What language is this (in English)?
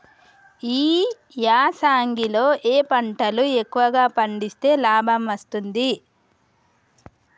Telugu